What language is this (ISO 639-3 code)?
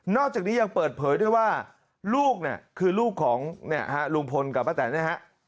tha